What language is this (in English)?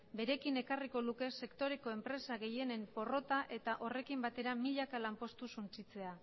Basque